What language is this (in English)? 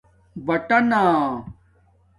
Domaaki